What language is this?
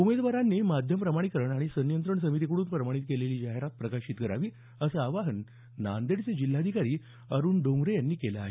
Marathi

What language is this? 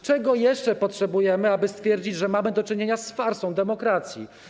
Polish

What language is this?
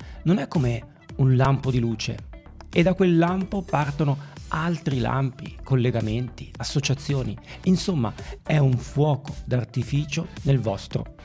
Italian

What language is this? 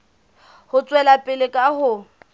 Southern Sotho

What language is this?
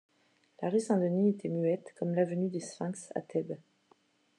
French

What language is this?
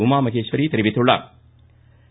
Tamil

